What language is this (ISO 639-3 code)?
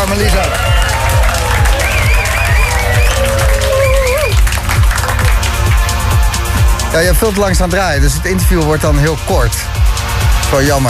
nld